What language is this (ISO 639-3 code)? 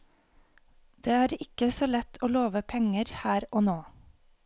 nor